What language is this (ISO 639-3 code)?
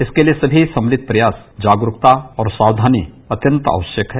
hin